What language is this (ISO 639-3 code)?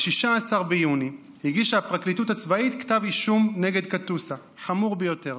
heb